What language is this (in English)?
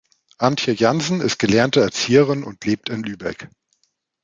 German